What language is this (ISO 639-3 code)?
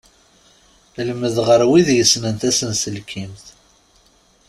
kab